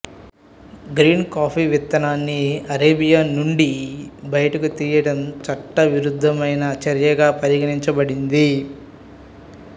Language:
Telugu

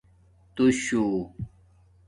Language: Domaaki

